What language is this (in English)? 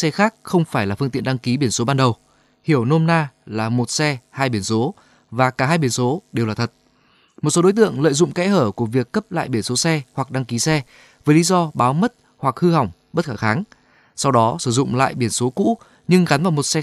Vietnamese